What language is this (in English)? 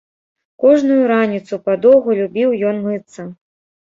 Belarusian